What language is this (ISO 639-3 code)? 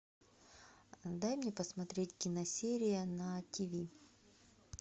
rus